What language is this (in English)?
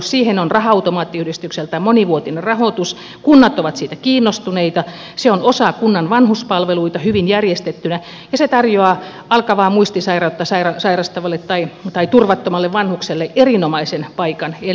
Finnish